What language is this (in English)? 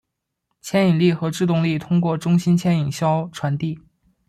Chinese